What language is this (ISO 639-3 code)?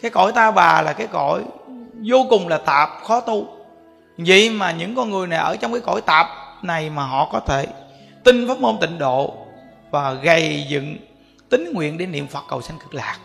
vie